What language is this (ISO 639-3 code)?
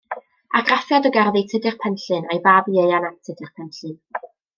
cym